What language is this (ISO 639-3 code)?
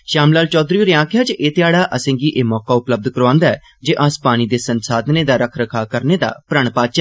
doi